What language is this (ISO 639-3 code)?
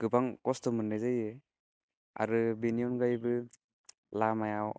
brx